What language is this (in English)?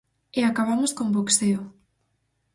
Galician